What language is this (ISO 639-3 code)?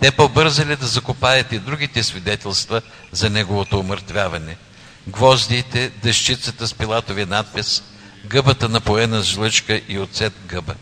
bul